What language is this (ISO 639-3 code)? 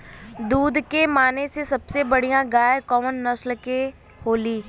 bho